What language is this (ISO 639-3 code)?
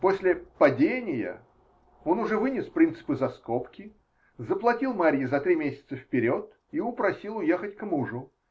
rus